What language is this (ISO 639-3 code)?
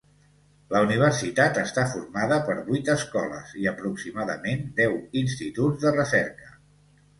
cat